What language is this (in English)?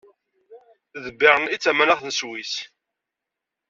Kabyle